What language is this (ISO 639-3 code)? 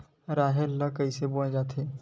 hne